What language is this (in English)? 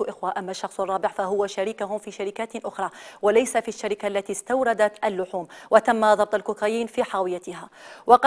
Arabic